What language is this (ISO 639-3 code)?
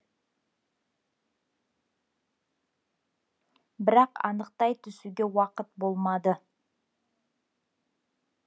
kaz